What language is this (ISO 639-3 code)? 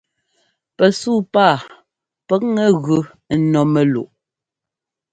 jgo